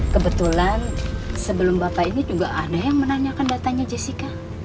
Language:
Indonesian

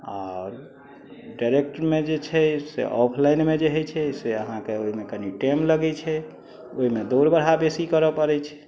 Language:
Maithili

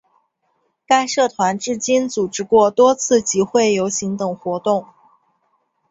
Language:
Chinese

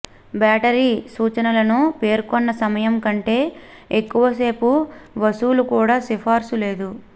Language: Telugu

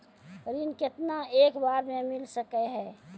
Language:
Maithili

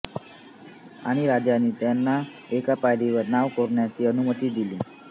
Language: Marathi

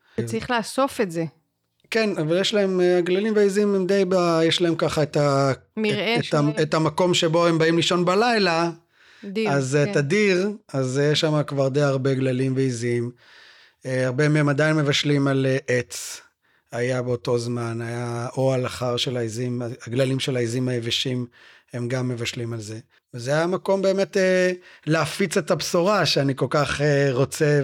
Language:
Hebrew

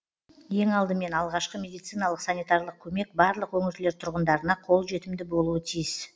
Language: Kazakh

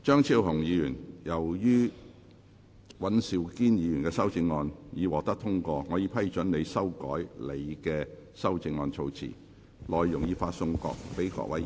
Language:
Cantonese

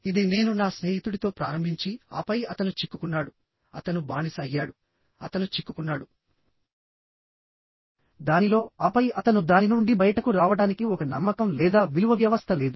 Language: Telugu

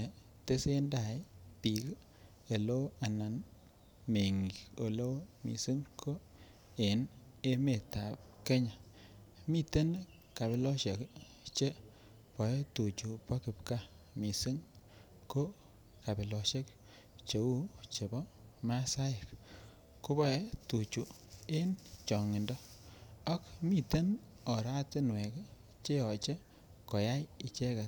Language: Kalenjin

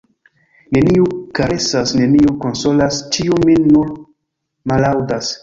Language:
Esperanto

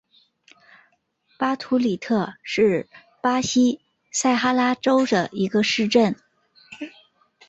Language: Chinese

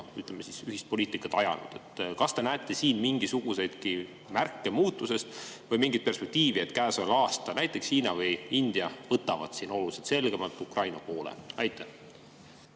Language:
Estonian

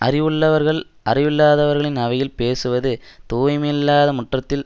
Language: Tamil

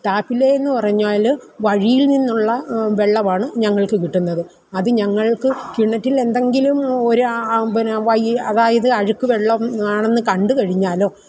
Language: Malayalam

